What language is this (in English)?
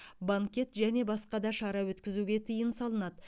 Kazakh